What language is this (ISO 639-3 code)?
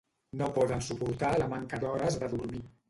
cat